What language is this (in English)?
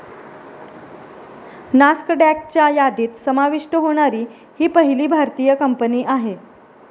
Marathi